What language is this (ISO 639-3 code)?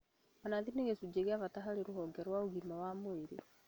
kik